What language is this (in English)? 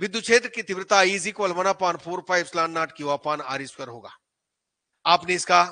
Hindi